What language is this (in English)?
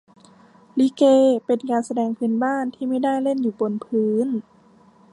Thai